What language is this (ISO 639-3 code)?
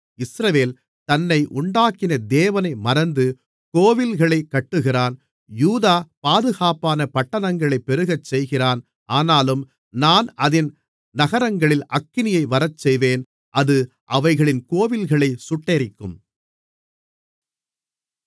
tam